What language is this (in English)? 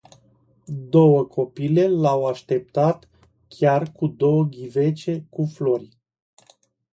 Romanian